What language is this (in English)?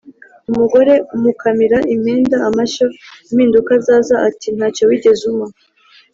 Kinyarwanda